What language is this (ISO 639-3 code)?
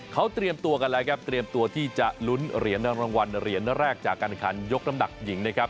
tha